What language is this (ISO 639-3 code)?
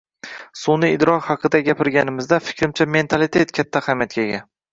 uzb